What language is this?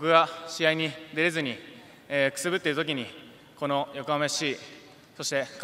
Japanese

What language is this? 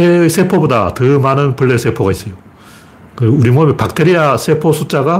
Korean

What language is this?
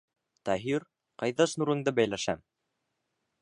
Bashkir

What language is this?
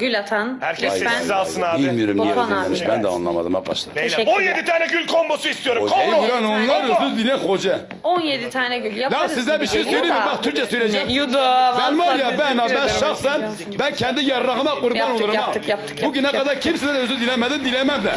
Turkish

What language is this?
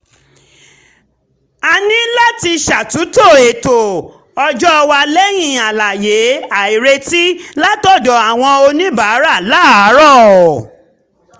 Yoruba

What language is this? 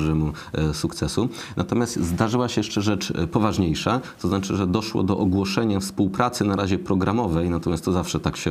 Polish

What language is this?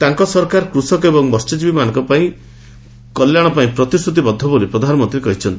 Odia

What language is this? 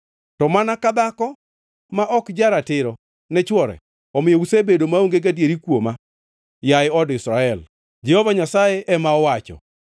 Luo (Kenya and Tanzania)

